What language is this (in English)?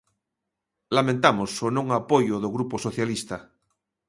Galician